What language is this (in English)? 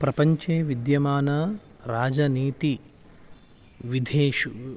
Sanskrit